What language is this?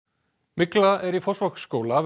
Icelandic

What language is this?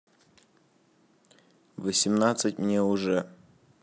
Russian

